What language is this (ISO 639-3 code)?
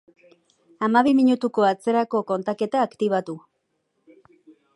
eus